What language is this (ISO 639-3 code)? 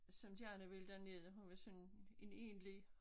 dan